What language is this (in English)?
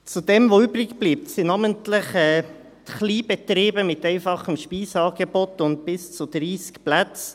Swiss German